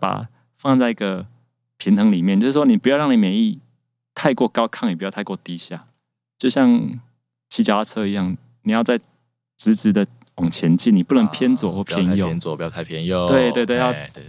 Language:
Chinese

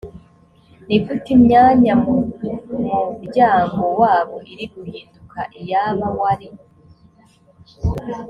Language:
Kinyarwanda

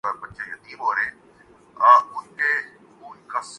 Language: Urdu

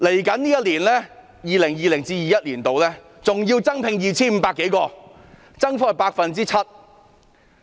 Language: Cantonese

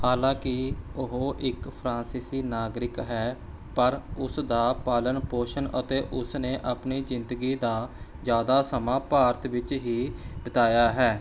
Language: Punjabi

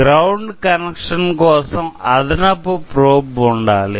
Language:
Telugu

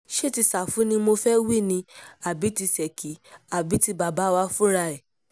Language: Yoruba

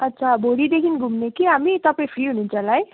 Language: Nepali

